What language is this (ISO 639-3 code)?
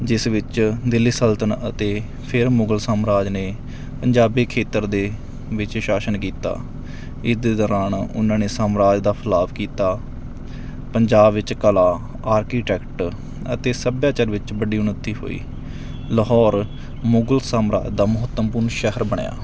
pan